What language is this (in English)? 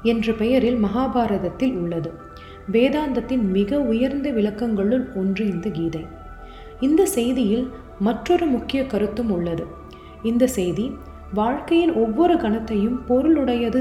Tamil